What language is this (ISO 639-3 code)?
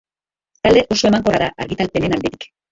eus